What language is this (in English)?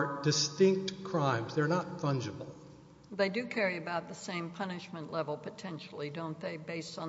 English